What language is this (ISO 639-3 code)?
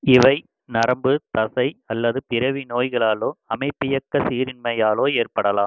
tam